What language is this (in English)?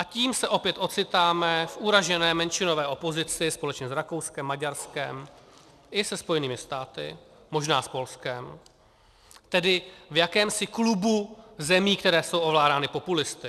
Czech